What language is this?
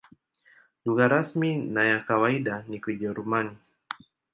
Swahili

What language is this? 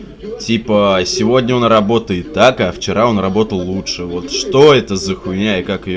Russian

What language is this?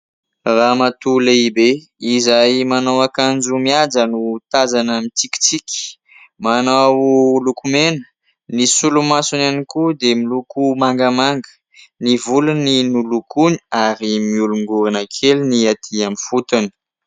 Malagasy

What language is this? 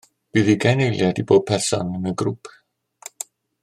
Welsh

